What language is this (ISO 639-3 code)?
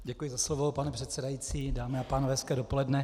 ces